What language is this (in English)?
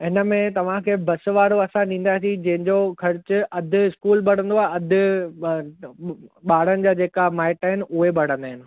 Sindhi